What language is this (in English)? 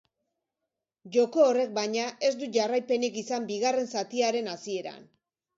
Basque